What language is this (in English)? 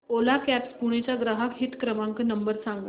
Marathi